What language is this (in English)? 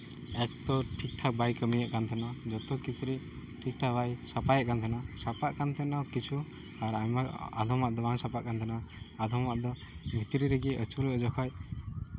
Santali